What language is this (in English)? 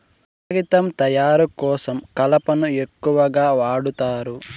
Telugu